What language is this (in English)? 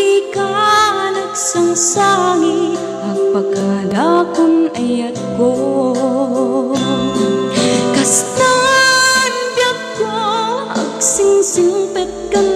Romanian